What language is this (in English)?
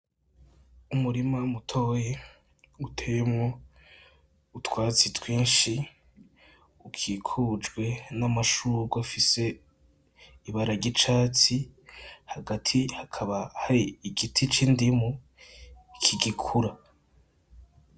Rundi